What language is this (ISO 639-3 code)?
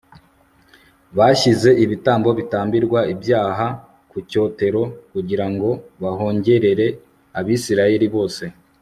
kin